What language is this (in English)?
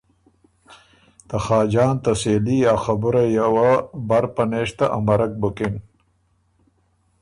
Ormuri